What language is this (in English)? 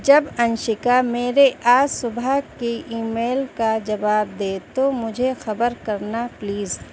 Urdu